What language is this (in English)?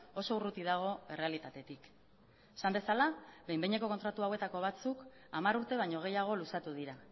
Basque